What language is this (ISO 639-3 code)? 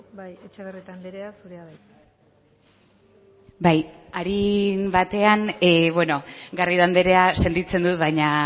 eus